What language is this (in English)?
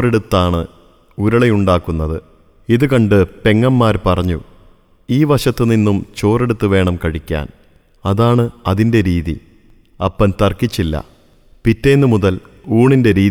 Malayalam